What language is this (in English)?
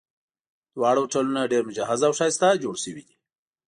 Pashto